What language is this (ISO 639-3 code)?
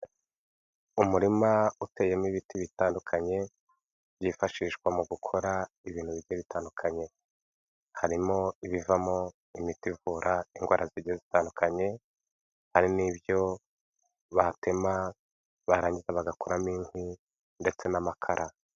kin